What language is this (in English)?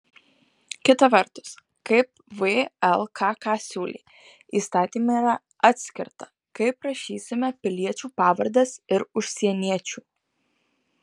Lithuanian